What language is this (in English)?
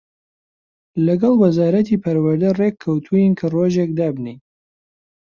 Central Kurdish